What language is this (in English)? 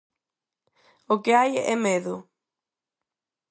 Galician